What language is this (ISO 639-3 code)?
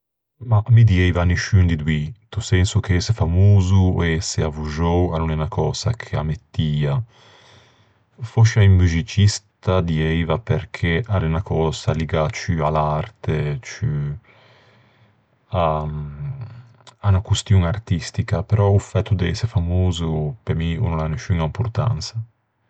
lij